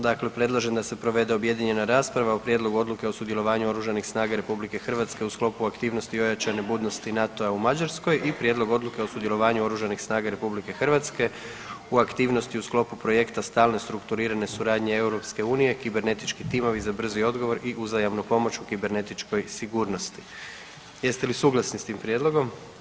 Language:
Croatian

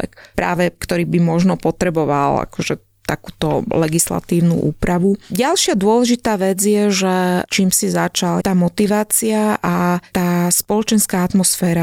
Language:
Slovak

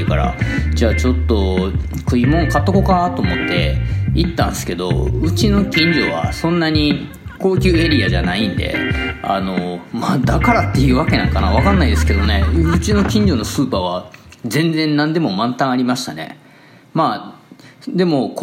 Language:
Japanese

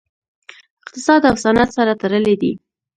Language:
Pashto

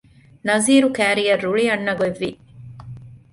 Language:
Divehi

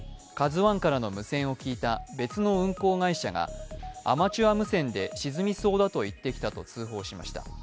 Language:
Japanese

